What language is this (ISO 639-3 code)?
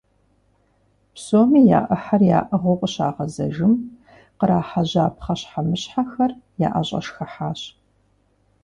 kbd